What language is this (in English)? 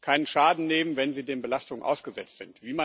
German